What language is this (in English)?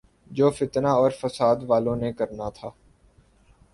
Urdu